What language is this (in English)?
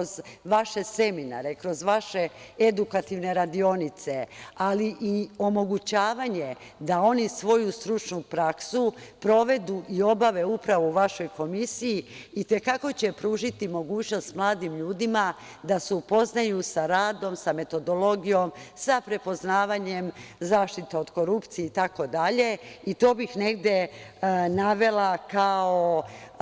Serbian